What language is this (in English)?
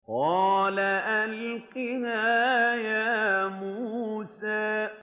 Arabic